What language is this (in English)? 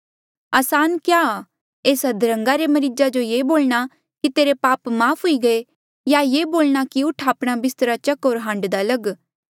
Mandeali